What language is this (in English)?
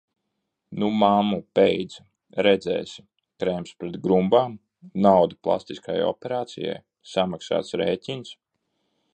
Latvian